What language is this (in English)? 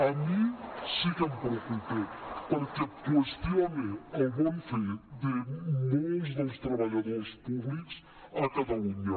Catalan